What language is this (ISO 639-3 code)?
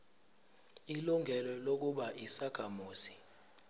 zul